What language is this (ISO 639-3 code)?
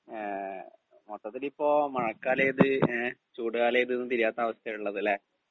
mal